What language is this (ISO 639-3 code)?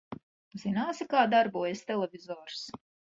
lav